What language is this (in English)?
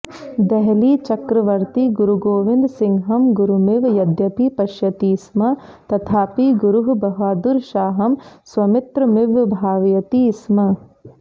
Sanskrit